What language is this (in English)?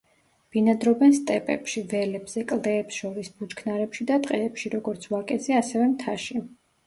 Georgian